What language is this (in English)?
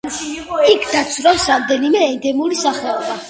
Georgian